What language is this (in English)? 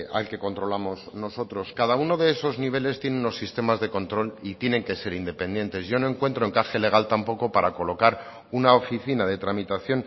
Spanish